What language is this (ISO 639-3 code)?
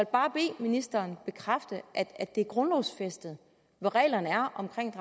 dan